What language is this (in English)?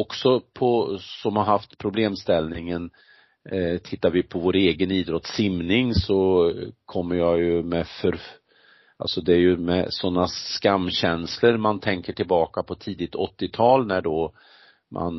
Swedish